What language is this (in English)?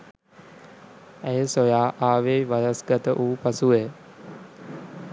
Sinhala